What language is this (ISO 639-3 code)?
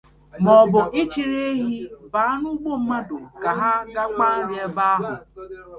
ibo